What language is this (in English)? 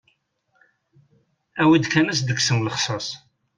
Kabyle